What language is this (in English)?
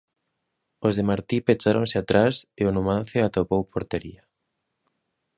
Galician